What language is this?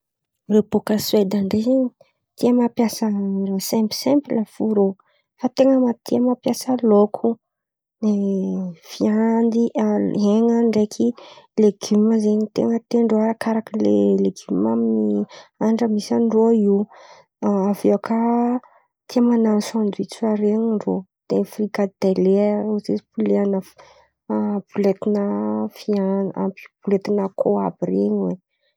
Antankarana Malagasy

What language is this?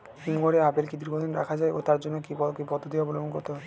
Bangla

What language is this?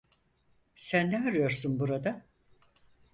Turkish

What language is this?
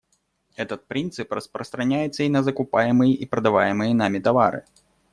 Russian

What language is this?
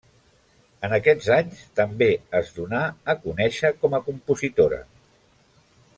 Catalan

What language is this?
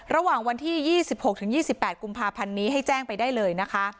Thai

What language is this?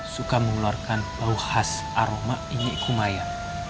Indonesian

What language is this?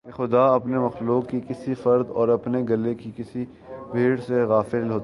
Urdu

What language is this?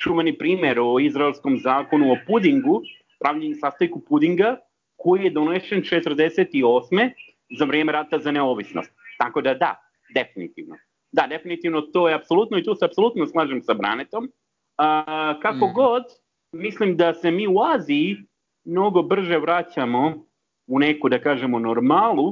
Croatian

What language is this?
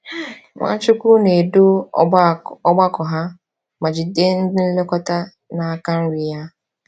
Igbo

